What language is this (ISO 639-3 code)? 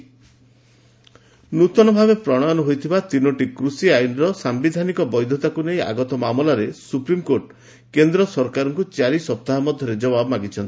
ori